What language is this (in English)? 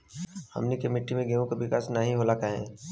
Bhojpuri